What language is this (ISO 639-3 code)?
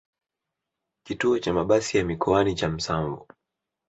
swa